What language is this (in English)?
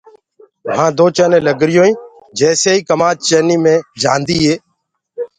Gurgula